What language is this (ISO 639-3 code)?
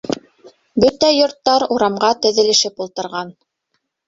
bak